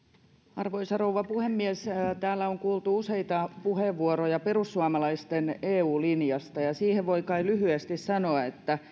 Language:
Finnish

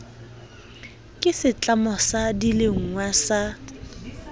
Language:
Southern Sotho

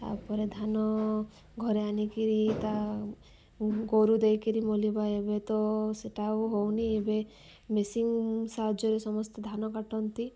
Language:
Odia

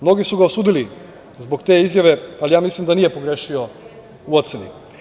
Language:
Serbian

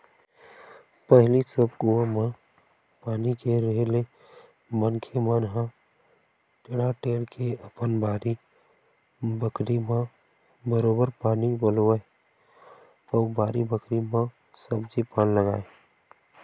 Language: Chhattisgarhi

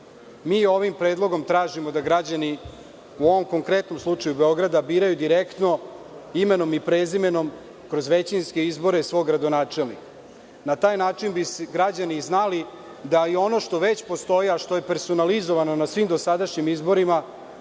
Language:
Serbian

